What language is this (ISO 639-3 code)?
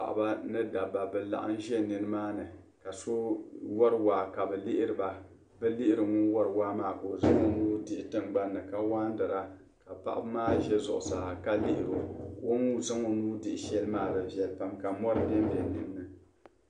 dag